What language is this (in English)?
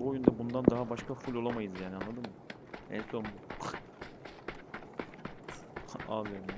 Turkish